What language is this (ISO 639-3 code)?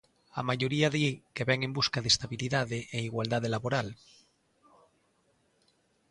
glg